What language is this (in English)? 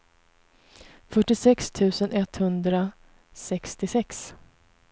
Swedish